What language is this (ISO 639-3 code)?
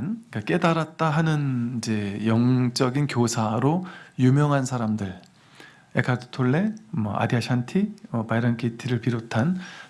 kor